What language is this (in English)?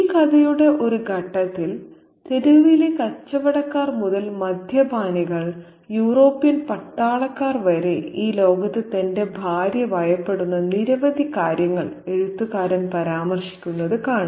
Malayalam